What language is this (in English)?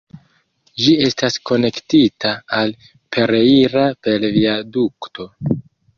Esperanto